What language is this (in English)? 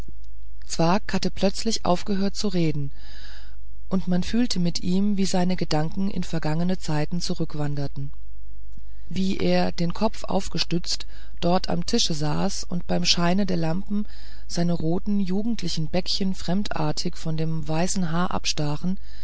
German